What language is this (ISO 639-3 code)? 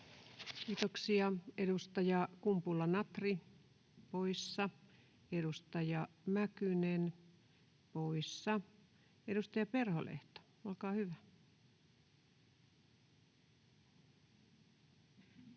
fin